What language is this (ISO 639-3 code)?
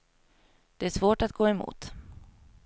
swe